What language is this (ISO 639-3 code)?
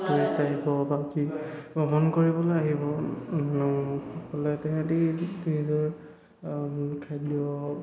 asm